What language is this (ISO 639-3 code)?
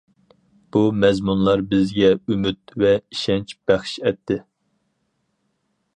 uig